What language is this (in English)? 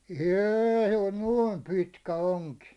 Finnish